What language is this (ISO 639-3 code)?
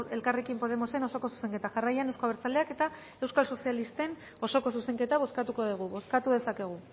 eus